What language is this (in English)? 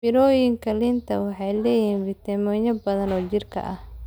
Somali